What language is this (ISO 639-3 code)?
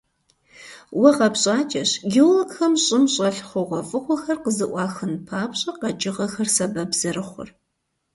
kbd